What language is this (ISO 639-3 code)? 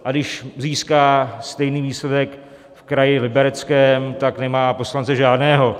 ces